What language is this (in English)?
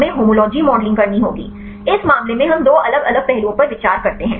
Hindi